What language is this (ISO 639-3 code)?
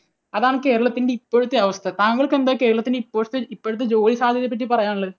mal